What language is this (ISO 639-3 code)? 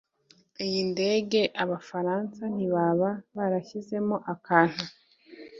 kin